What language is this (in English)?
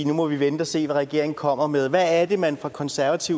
Danish